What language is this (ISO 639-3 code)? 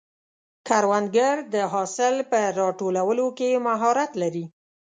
pus